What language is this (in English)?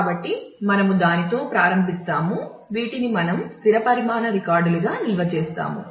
Telugu